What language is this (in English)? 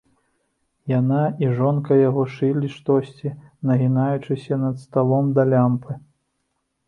Belarusian